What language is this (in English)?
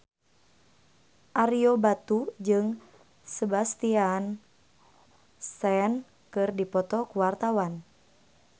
Sundanese